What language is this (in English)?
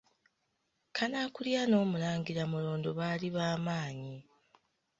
Ganda